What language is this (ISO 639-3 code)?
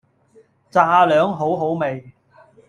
yue